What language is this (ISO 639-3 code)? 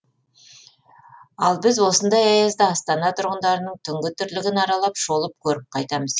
kaz